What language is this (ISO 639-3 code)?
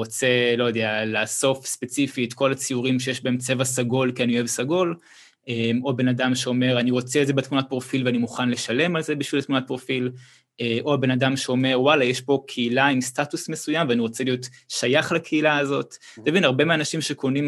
heb